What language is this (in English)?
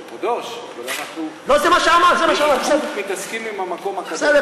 Hebrew